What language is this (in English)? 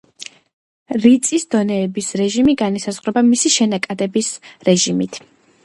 Georgian